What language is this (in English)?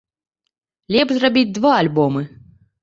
Belarusian